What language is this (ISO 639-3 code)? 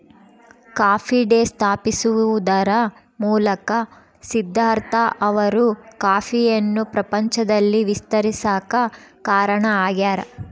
kan